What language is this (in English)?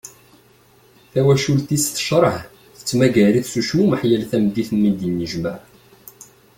Kabyle